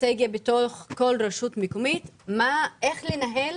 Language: Hebrew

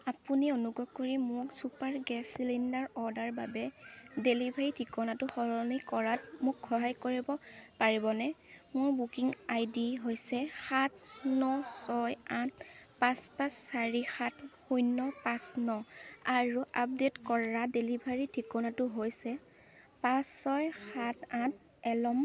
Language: Assamese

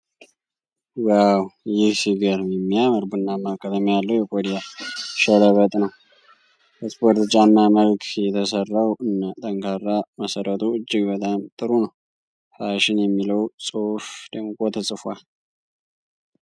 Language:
Amharic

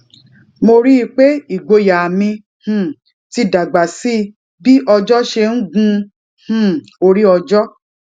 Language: Yoruba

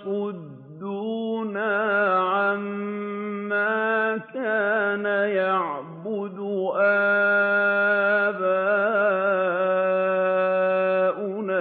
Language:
Arabic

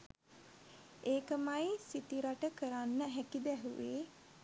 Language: Sinhala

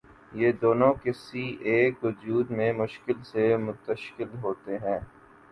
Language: Urdu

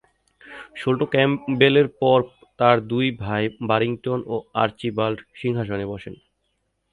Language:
Bangla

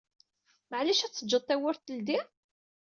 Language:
Kabyle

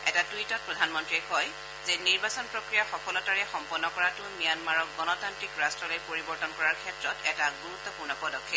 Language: Assamese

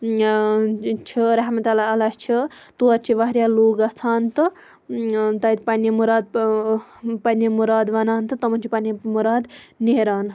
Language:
Kashmiri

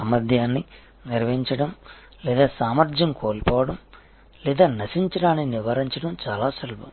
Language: Telugu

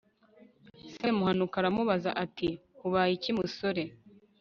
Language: Kinyarwanda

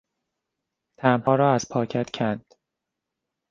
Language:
Persian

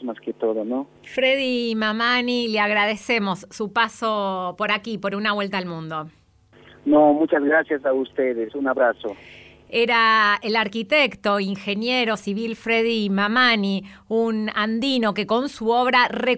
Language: Spanish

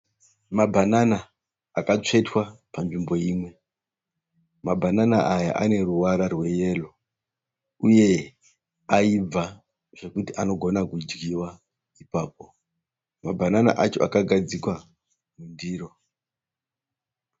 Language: Shona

